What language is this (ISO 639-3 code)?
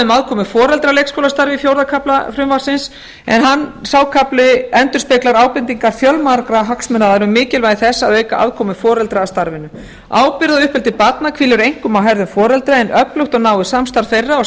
isl